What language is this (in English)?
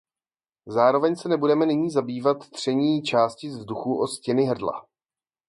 Czech